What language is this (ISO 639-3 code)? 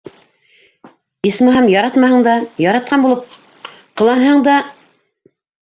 bak